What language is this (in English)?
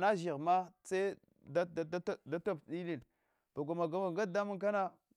Hwana